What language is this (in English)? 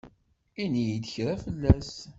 Kabyle